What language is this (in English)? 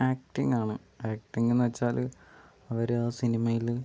Malayalam